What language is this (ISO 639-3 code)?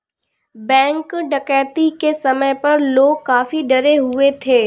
hin